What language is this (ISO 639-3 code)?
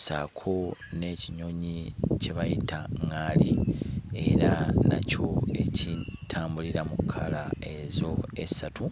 lug